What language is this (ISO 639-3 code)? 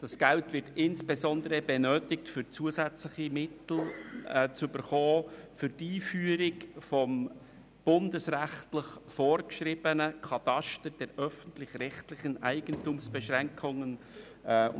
gsw